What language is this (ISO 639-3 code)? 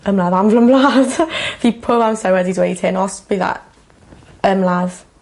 cym